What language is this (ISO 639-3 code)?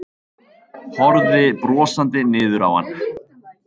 isl